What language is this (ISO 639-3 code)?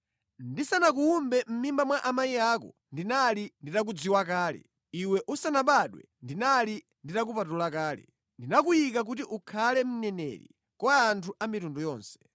nya